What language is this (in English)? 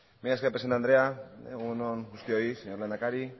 Basque